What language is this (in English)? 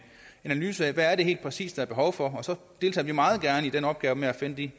Danish